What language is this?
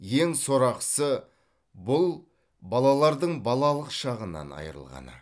Kazakh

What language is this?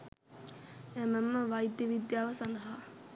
Sinhala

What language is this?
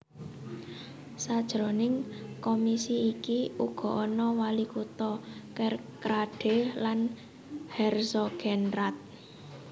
Javanese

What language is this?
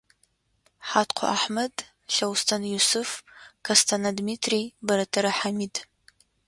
Adyghe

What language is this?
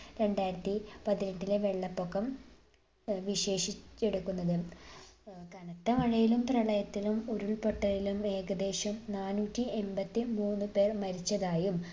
Malayalam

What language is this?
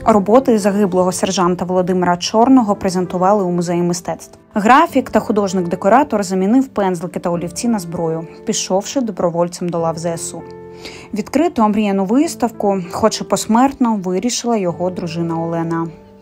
Ukrainian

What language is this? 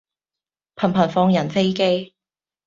Cantonese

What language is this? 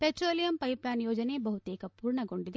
Kannada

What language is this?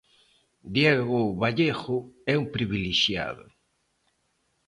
Galician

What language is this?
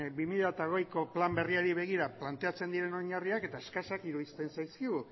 Basque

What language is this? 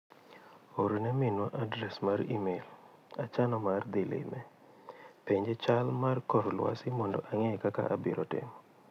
Luo (Kenya and Tanzania)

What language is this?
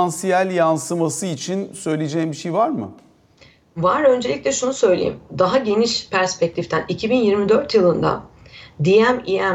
Turkish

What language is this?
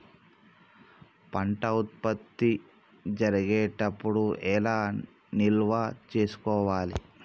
Telugu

